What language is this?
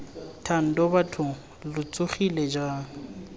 Tswana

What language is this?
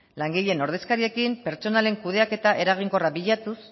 Basque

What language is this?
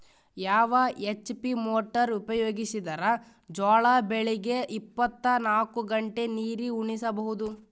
Kannada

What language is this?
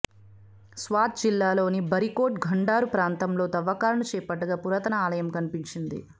Telugu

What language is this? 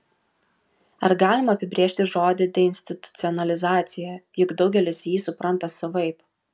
Lithuanian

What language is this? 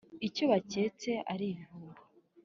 Kinyarwanda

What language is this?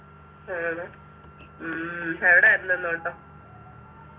Malayalam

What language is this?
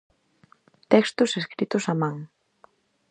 Galician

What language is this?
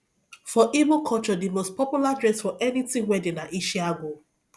Nigerian Pidgin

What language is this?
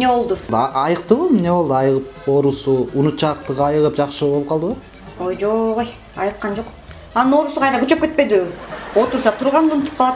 Turkish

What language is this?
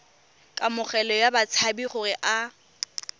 Tswana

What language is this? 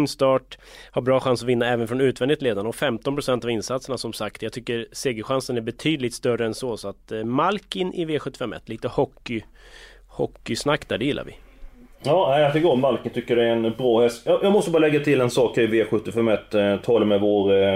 Swedish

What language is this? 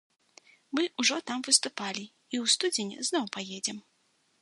Belarusian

